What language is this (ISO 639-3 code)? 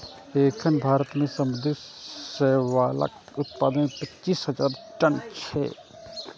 mai